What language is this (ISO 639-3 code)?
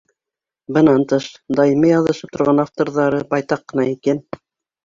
bak